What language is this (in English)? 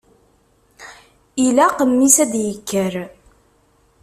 Kabyle